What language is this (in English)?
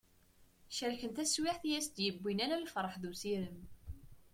Kabyle